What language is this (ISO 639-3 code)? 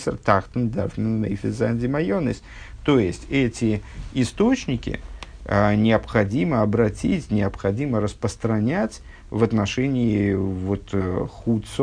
rus